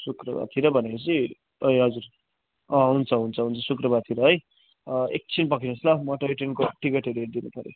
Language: Nepali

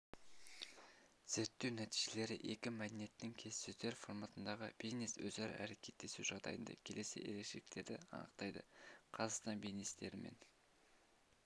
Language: Kazakh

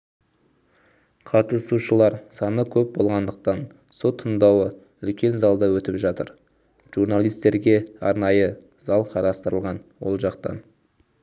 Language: Kazakh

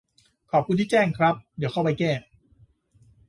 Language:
Thai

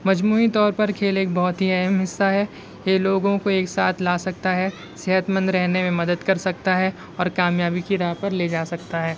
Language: Urdu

